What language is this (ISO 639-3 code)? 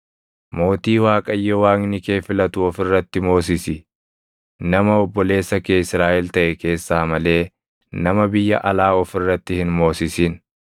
orm